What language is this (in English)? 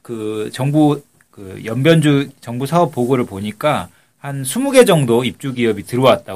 Korean